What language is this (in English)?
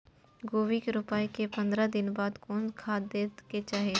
Maithili